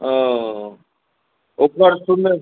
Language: Maithili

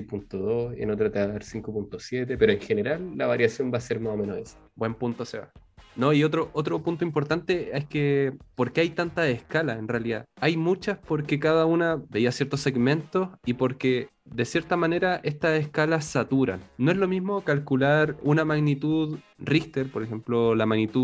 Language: Spanish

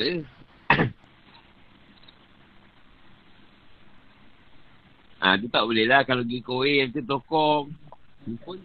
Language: Malay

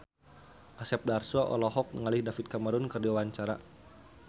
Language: Sundanese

